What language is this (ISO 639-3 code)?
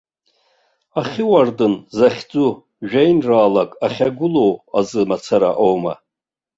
abk